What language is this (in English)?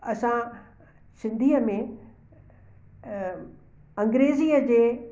Sindhi